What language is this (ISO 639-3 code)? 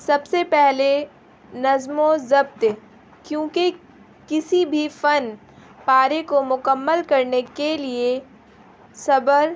urd